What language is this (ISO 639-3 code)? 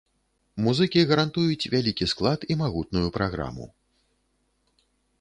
bel